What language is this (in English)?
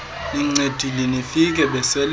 Xhosa